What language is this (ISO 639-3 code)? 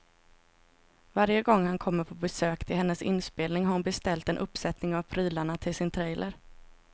swe